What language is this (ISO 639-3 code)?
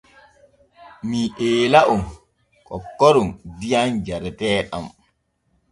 fue